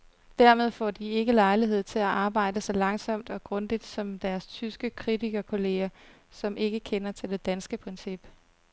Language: Danish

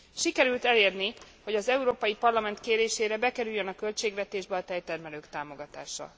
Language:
Hungarian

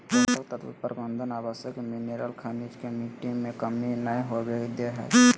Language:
Magahi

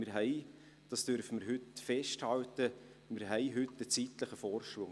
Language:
Swiss German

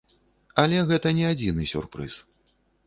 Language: Belarusian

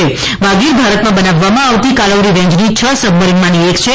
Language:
Gujarati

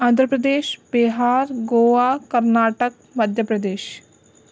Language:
Sindhi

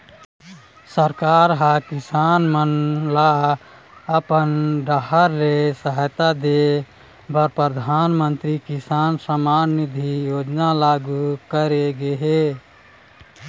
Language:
Chhattisgarhi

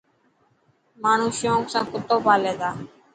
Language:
Dhatki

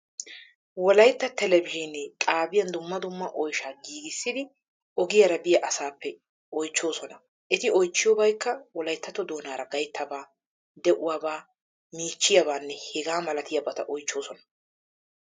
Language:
Wolaytta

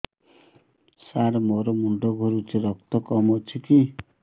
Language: Odia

